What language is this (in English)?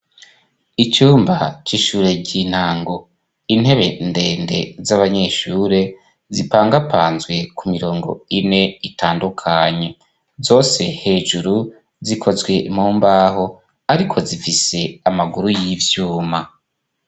Rundi